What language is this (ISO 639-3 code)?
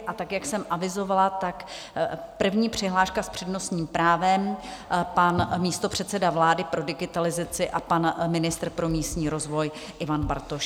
ces